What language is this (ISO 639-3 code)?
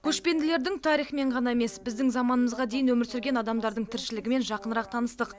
kaz